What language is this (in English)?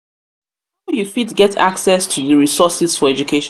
Nigerian Pidgin